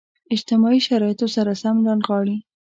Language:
Pashto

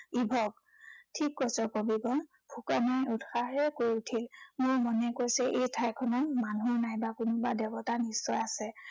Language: Assamese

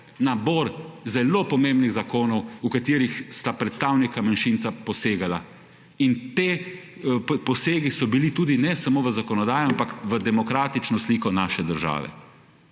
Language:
Slovenian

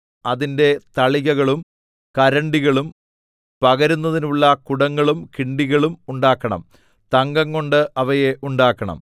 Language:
Malayalam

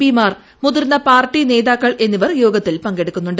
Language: Malayalam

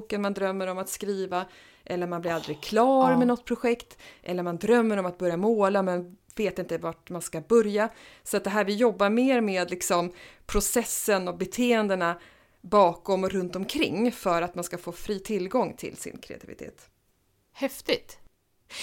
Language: Swedish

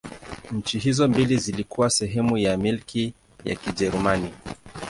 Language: Swahili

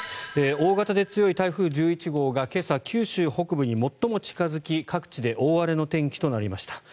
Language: Japanese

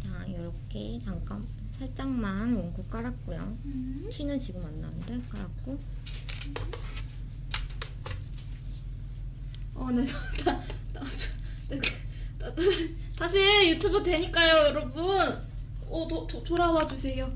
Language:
Korean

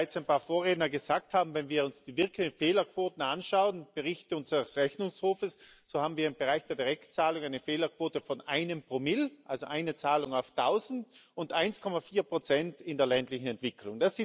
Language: German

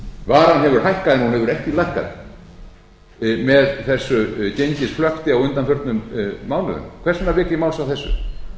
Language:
Icelandic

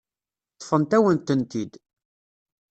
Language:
Kabyle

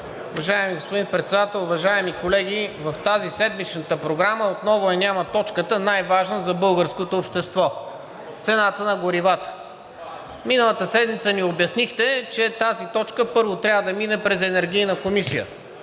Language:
Bulgarian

